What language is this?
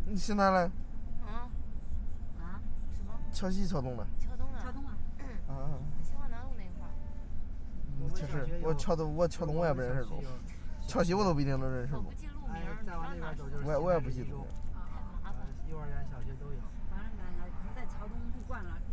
Chinese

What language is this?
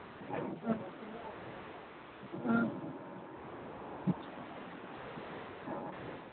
Manipuri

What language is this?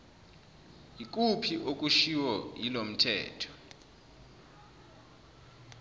Zulu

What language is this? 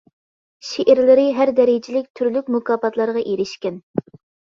Uyghur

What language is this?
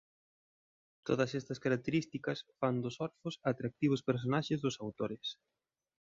Galician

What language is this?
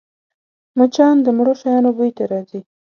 Pashto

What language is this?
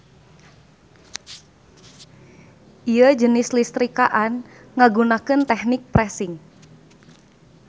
Sundanese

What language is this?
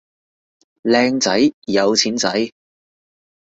Cantonese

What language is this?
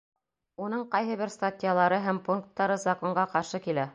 Bashkir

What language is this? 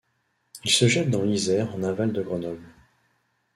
French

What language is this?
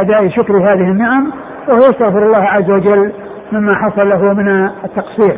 Arabic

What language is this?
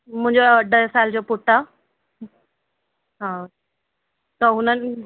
Sindhi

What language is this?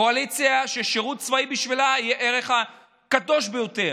Hebrew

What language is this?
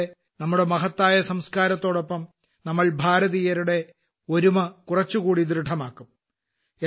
Malayalam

